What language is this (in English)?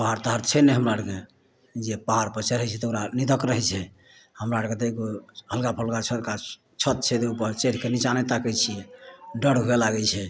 Maithili